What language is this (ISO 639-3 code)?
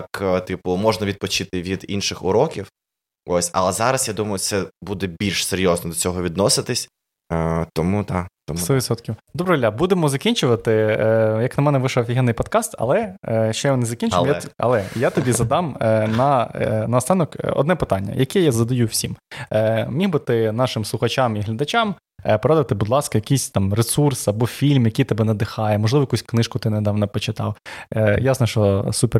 ukr